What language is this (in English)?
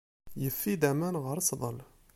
Kabyle